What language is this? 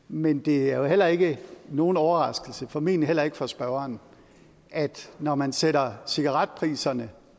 Danish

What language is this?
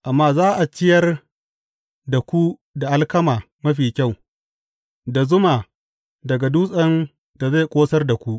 Hausa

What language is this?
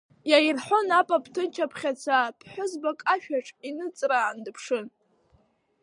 Abkhazian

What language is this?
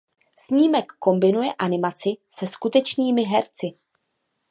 Czech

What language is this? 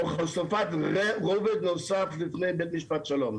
Hebrew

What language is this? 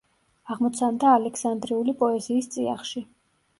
Georgian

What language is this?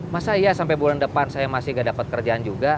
Indonesian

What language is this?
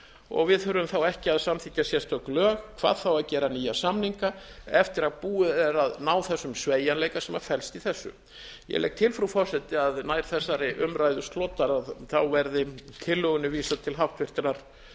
Icelandic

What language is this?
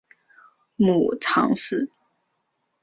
Chinese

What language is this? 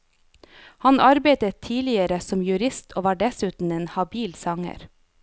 Norwegian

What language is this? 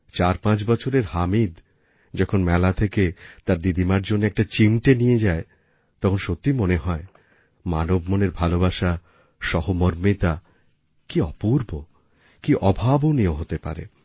Bangla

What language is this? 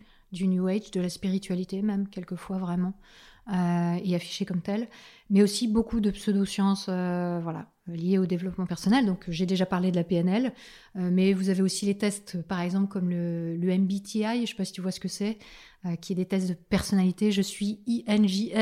French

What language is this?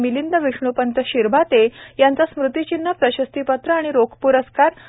Marathi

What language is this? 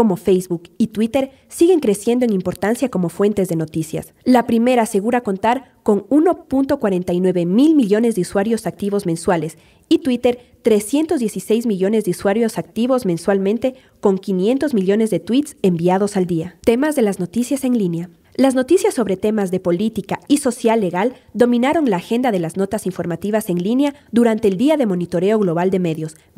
Spanish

